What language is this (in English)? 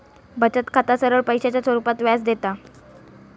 Marathi